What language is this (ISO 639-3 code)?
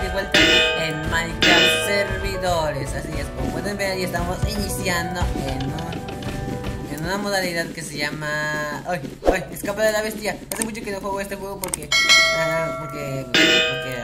spa